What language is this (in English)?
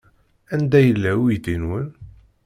Kabyle